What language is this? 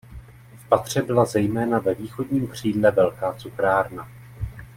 Czech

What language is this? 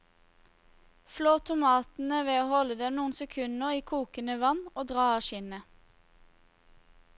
Norwegian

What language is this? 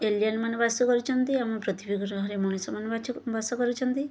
Odia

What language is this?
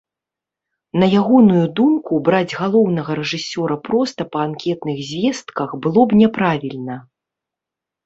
Belarusian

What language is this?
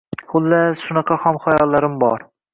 Uzbek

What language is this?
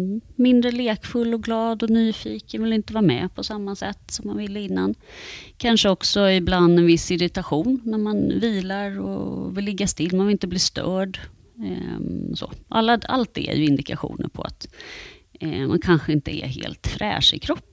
Swedish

